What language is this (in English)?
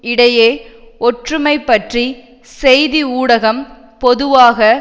Tamil